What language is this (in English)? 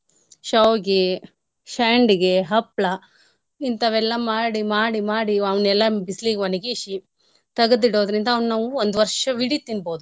Kannada